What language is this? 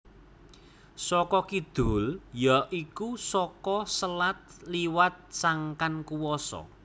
Javanese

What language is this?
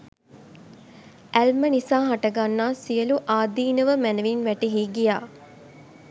Sinhala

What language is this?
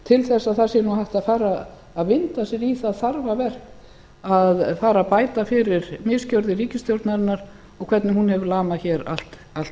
Icelandic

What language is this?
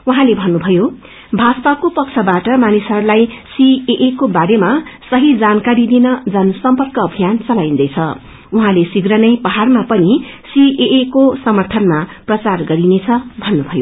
Nepali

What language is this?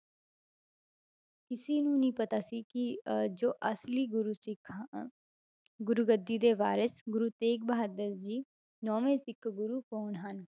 Punjabi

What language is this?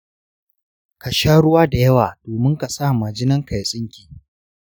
Hausa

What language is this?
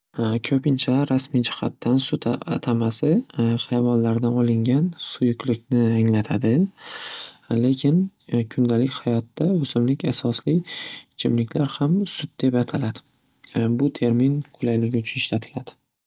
Uzbek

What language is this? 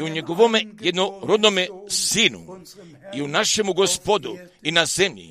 Croatian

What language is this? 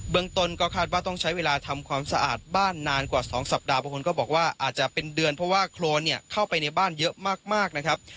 Thai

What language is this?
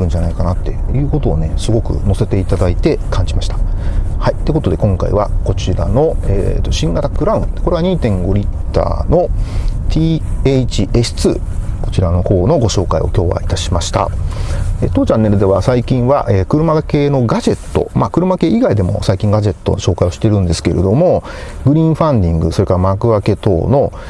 Japanese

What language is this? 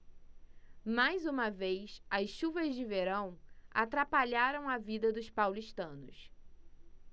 Portuguese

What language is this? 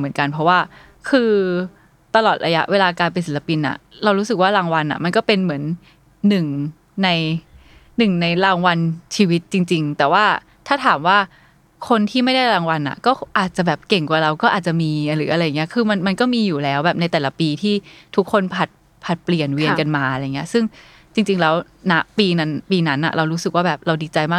Thai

